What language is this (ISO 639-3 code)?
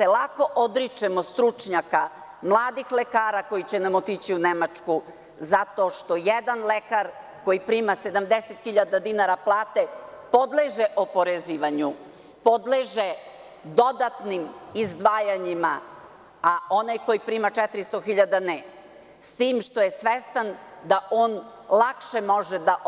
srp